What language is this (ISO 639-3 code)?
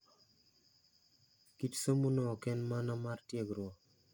luo